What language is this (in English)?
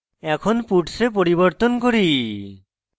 Bangla